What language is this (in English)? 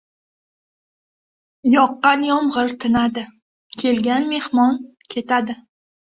Uzbek